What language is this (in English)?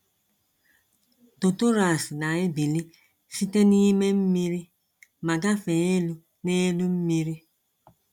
Igbo